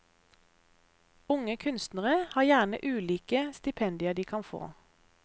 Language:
Norwegian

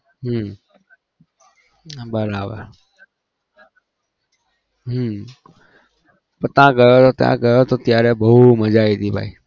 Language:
Gujarati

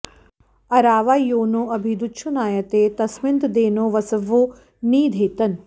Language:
Sanskrit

